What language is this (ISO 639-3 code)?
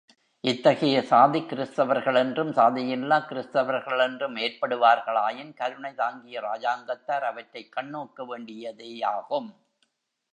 tam